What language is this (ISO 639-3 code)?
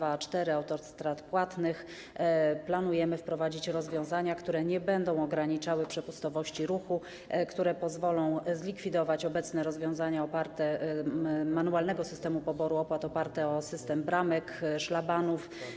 pol